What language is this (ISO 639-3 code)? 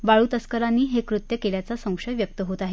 mar